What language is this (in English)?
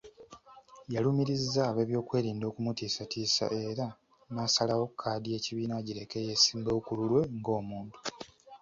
Ganda